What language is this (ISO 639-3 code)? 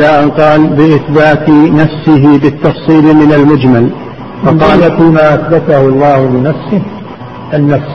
ara